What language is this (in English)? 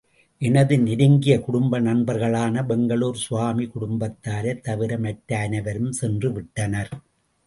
Tamil